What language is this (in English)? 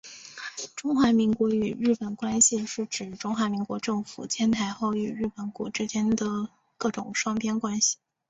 Chinese